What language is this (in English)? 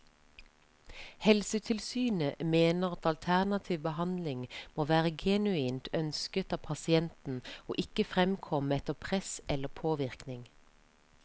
Norwegian